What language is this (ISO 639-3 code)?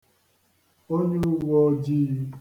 ibo